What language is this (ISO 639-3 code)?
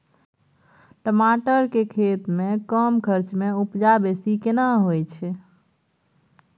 mai